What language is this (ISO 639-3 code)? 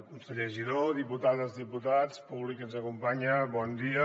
cat